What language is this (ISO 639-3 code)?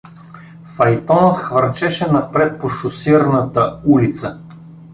bul